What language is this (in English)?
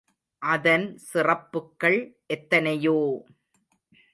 Tamil